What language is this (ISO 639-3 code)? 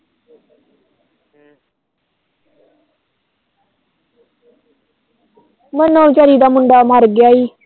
pan